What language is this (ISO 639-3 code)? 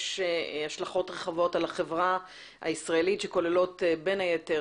heb